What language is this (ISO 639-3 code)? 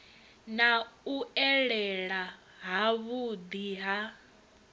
ven